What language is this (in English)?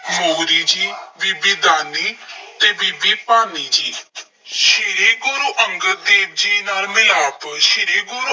Punjabi